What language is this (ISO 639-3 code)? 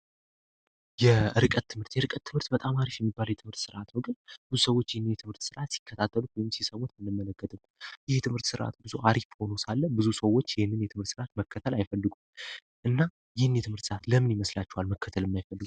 amh